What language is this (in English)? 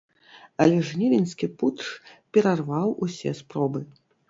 Belarusian